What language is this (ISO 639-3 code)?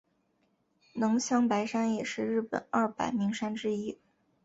zho